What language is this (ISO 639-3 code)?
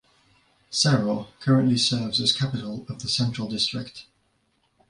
eng